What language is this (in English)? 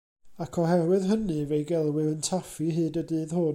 Welsh